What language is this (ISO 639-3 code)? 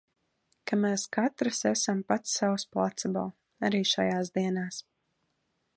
lav